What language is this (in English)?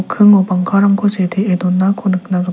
Garo